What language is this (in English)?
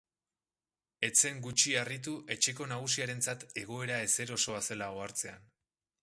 Basque